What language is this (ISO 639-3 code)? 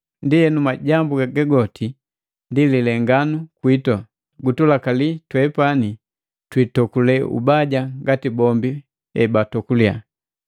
mgv